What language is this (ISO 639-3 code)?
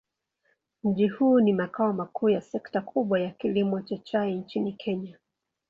swa